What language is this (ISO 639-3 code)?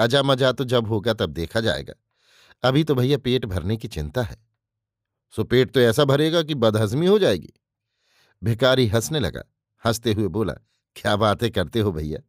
hin